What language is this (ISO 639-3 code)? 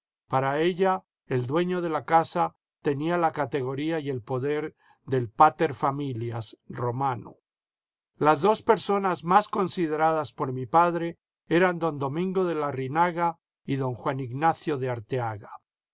spa